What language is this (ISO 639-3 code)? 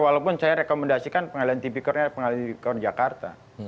ind